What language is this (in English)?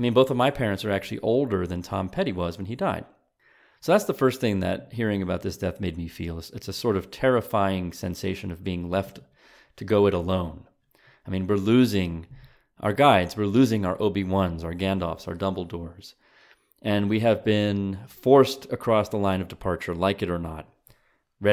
English